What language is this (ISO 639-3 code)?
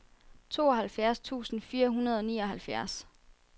dan